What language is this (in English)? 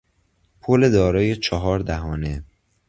Persian